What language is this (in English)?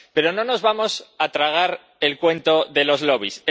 Spanish